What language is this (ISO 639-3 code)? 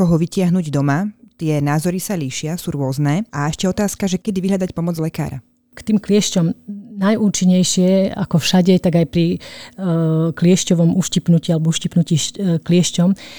slk